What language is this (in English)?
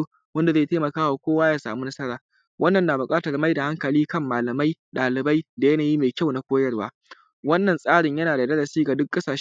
Hausa